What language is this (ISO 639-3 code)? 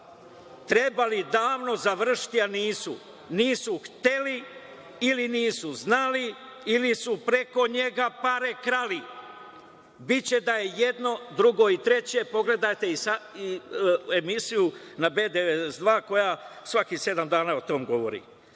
srp